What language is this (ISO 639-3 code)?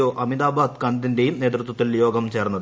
mal